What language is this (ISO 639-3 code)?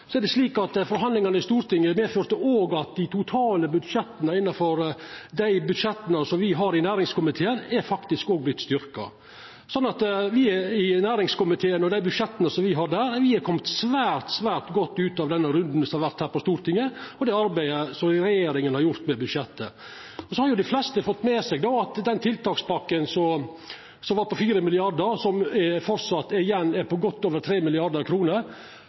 nno